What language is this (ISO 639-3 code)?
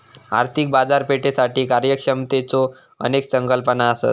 mar